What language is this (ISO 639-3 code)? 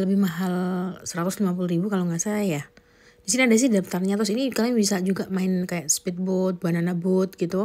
ind